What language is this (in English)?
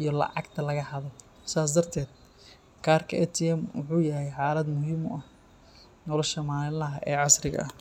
Somali